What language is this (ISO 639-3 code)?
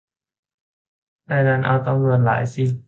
tha